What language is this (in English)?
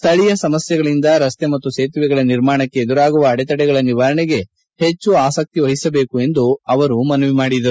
Kannada